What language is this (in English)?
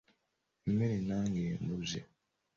Ganda